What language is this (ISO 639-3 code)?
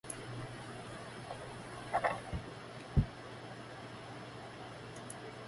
zho